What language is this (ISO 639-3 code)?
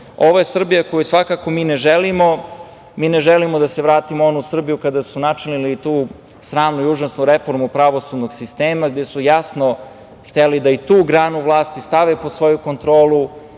srp